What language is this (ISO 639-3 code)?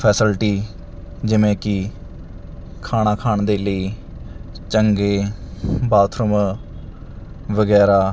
pan